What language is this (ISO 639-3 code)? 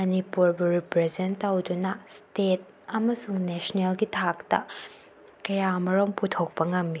mni